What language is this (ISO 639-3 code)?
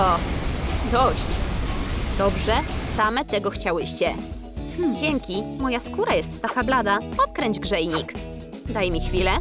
pol